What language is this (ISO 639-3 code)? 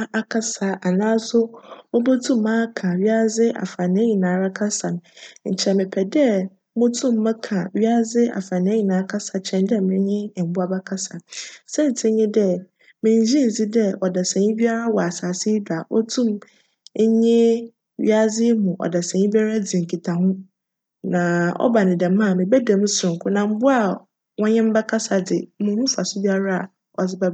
aka